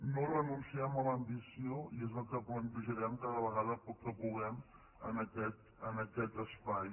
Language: Catalan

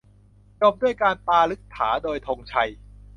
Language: Thai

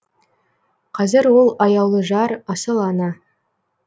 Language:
Kazakh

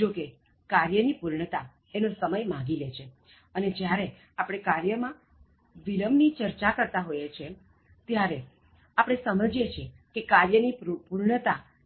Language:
Gujarati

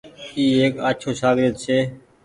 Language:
Goaria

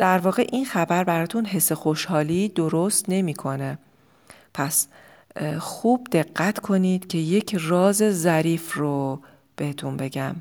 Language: Persian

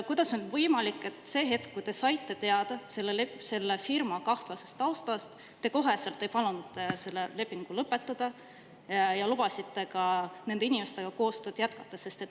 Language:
Estonian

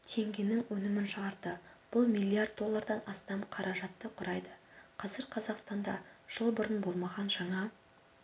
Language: Kazakh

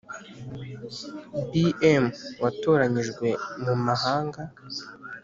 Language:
Kinyarwanda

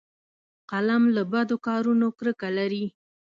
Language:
Pashto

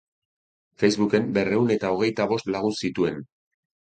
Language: Basque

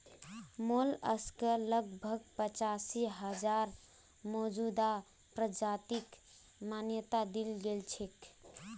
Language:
Magahi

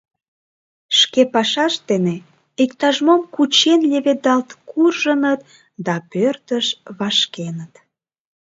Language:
Mari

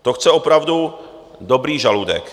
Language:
Czech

